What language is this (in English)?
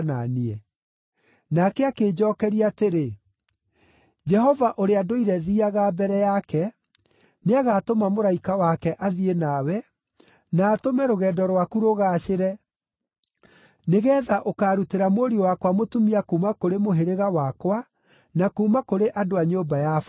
Kikuyu